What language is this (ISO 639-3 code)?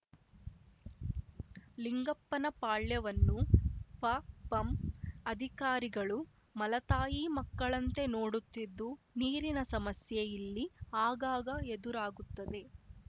kan